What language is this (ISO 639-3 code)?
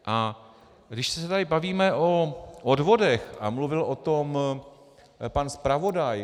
ces